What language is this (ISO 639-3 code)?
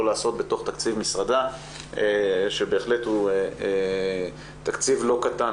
heb